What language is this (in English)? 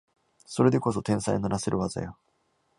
Japanese